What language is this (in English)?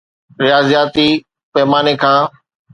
Sindhi